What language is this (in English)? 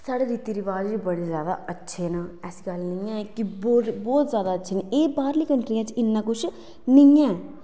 Dogri